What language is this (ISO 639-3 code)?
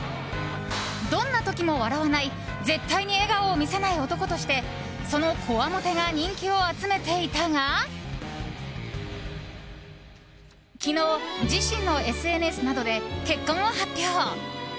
jpn